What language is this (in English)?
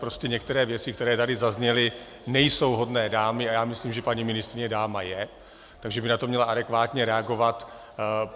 Czech